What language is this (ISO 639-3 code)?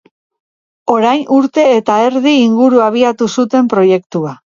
eus